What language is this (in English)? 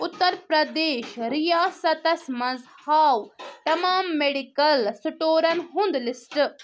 Kashmiri